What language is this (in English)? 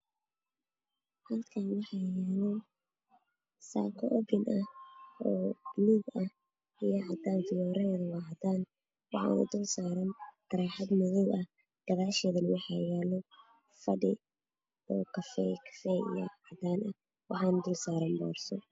Somali